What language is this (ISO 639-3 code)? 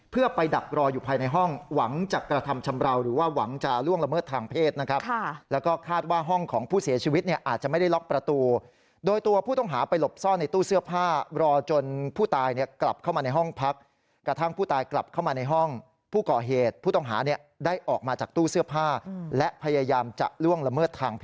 tha